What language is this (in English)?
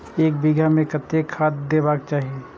Maithili